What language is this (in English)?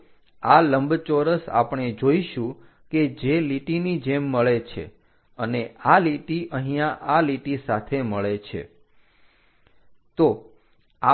Gujarati